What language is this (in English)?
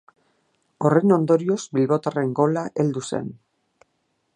Basque